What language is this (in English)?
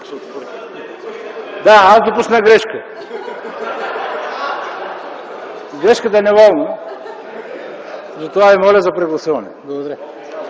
Bulgarian